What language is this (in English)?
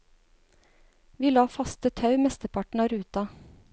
Norwegian